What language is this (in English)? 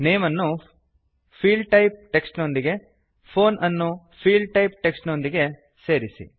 Kannada